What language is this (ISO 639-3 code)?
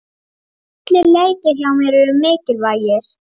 isl